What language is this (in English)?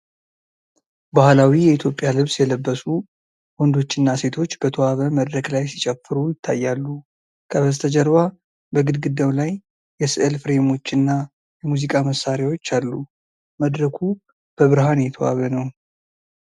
Amharic